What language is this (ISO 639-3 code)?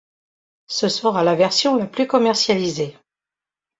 fra